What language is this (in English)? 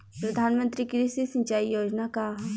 Bhojpuri